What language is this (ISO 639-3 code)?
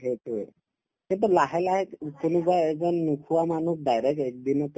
asm